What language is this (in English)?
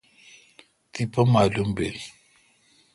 Kalkoti